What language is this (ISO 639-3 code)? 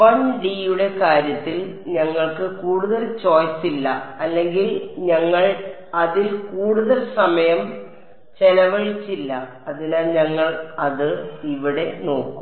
mal